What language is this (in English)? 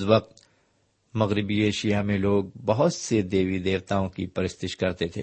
Urdu